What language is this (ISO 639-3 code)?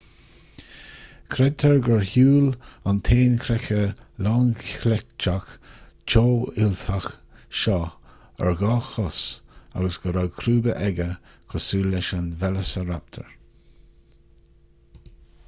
gle